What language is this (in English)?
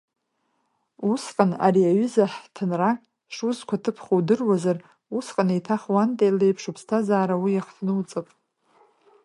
Abkhazian